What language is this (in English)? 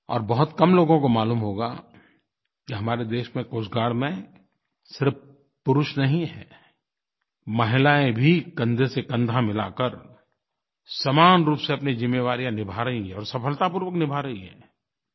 Hindi